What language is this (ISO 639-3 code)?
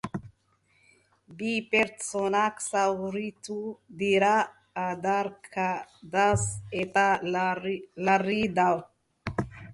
eus